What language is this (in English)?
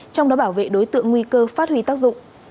Vietnamese